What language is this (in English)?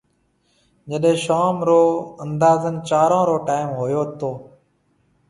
Marwari (Pakistan)